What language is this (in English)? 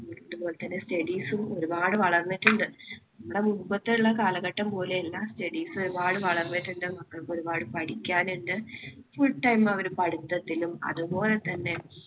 Malayalam